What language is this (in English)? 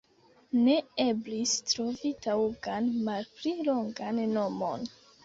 Esperanto